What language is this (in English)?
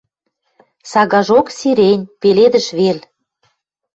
Western Mari